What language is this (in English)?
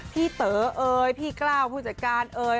Thai